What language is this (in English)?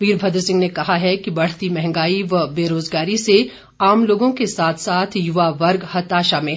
Hindi